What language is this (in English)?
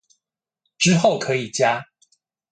Chinese